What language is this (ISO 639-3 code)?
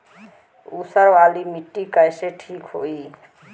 bho